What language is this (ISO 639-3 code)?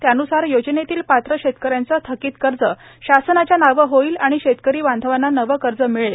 mar